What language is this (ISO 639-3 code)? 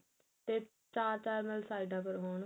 pan